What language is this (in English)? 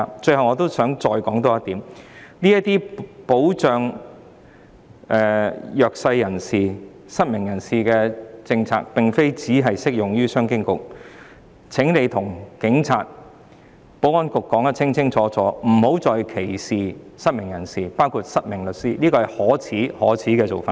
Cantonese